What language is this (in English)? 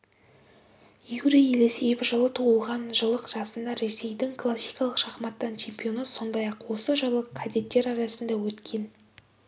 Kazakh